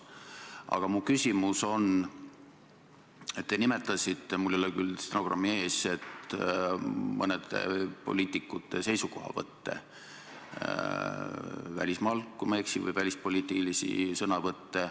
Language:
Estonian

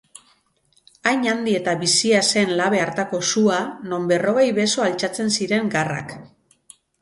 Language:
Basque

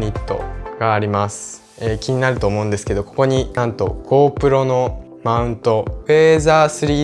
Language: Japanese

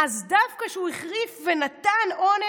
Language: Hebrew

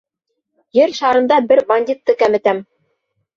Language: Bashkir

